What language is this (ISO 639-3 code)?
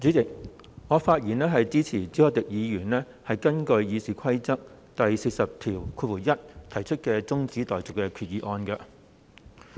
yue